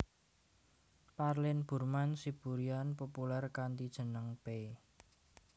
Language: Javanese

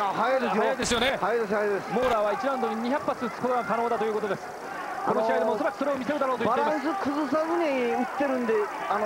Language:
Japanese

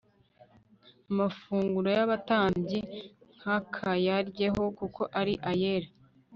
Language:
Kinyarwanda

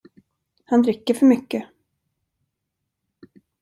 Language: Swedish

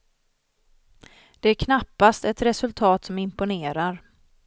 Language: Swedish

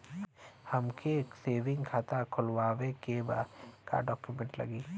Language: Bhojpuri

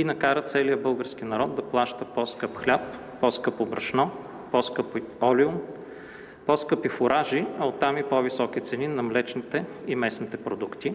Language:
Bulgarian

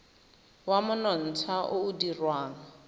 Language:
Tswana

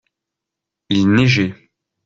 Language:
French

